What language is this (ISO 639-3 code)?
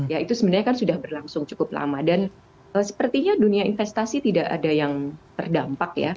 ind